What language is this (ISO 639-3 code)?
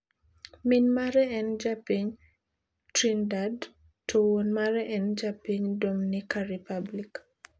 luo